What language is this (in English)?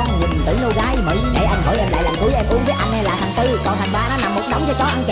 Vietnamese